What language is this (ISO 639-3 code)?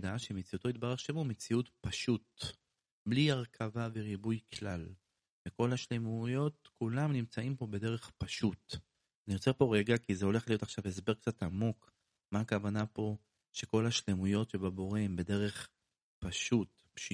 heb